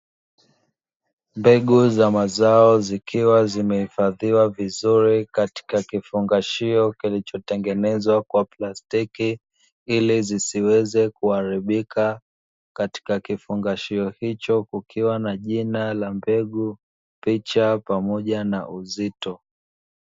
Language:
Swahili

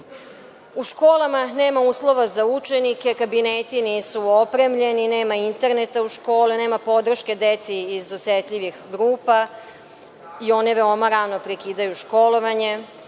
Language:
Serbian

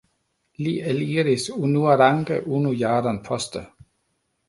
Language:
Esperanto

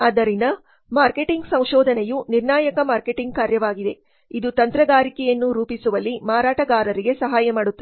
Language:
Kannada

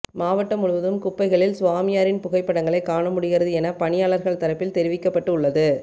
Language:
Tamil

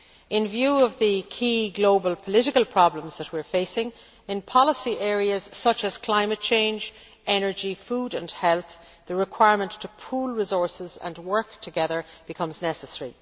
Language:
English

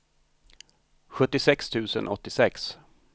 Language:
Swedish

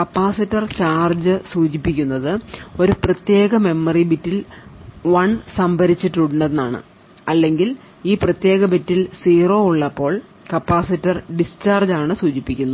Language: Malayalam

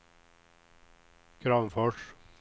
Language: Swedish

